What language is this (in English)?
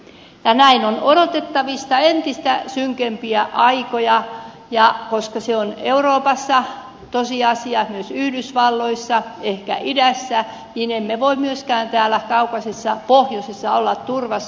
Finnish